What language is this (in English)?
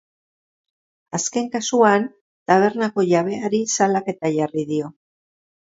Basque